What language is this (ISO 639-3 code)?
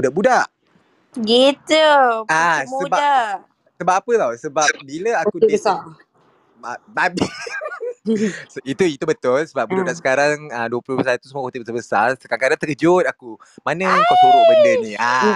msa